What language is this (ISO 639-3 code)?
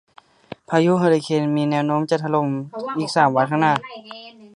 tha